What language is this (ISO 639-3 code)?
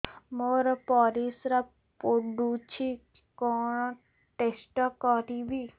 ori